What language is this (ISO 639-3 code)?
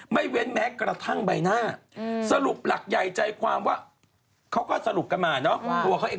tha